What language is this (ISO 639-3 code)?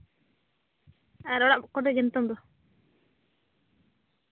sat